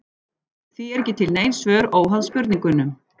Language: Icelandic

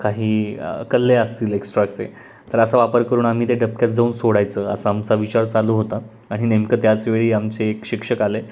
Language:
Marathi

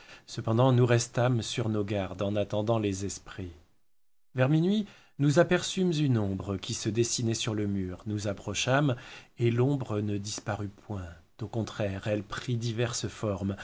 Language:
French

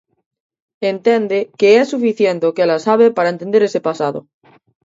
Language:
Galician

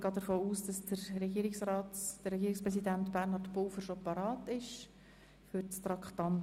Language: Swiss German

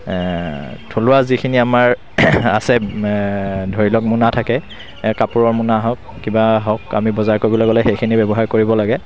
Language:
Assamese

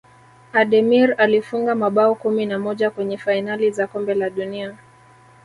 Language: Swahili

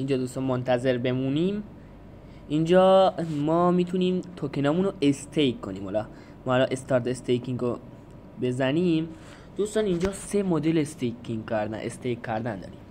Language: Persian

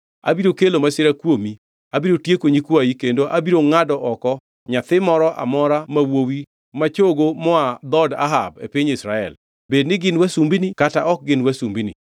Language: Luo (Kenya and Tanzania)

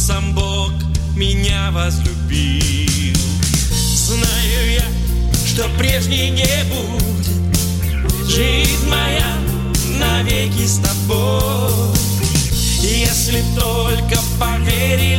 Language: Russian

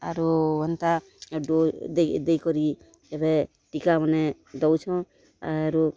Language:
Odia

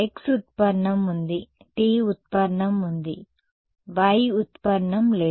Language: Telugu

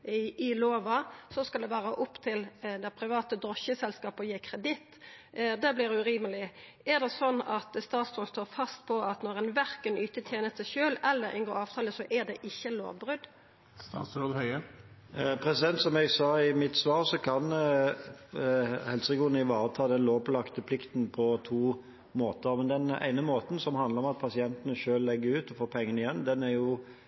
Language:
Norwegian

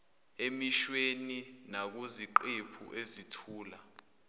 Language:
Zulu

